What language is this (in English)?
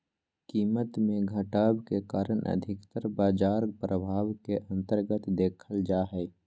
Magahi